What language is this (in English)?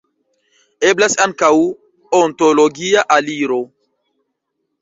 Esperanto